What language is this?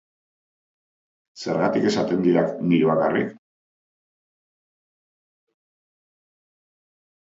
Basque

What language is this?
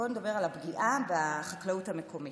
Hebrew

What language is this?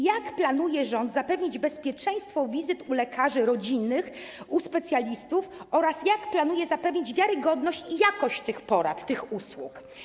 Polish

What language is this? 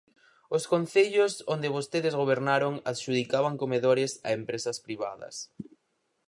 Galician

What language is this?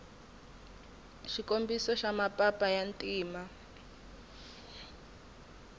Tsonga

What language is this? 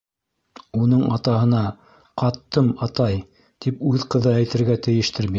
Bashkir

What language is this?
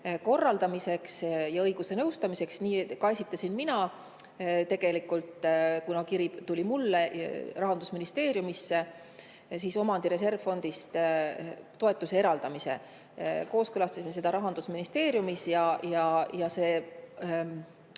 Estonian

